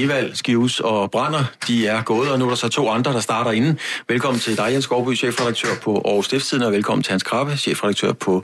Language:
Danish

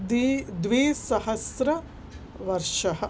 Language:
Sanskrit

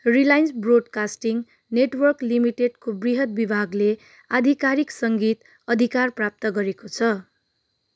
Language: Nepali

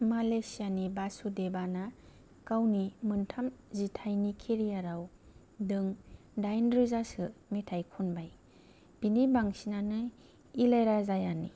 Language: Bodo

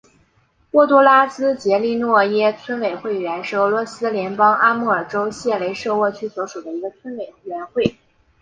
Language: Chinese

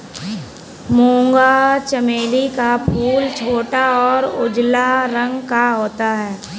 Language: Hindi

